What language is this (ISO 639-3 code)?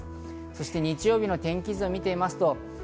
jpn